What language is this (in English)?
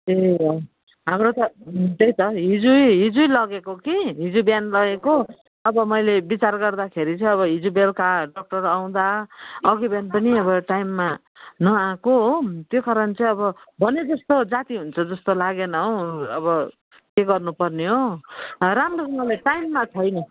Nepali